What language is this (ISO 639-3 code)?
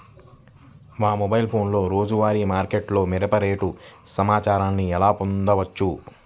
tel